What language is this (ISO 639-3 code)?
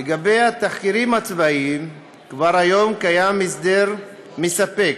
heb